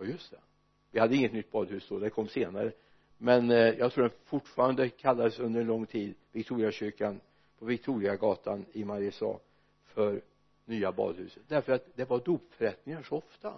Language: Swedish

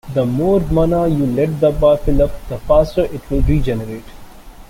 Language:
English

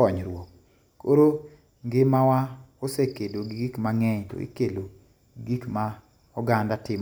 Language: Luo (Kenya and Tanzania)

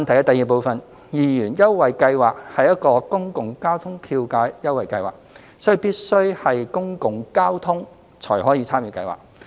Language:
Cantonese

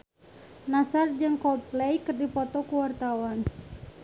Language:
Sundanese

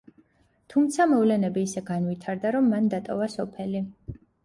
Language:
Georgian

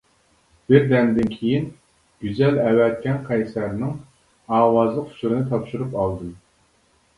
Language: Uyghur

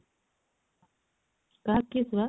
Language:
Odia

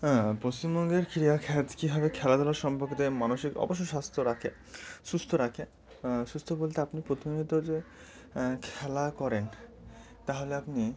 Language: Bangla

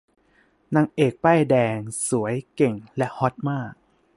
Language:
Thai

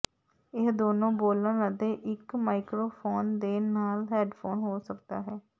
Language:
Punjabi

